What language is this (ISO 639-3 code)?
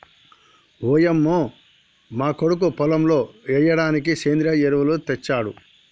tel